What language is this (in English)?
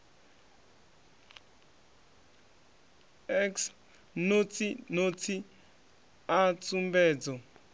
Venda